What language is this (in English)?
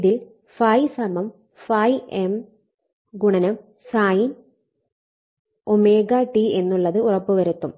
Malayalam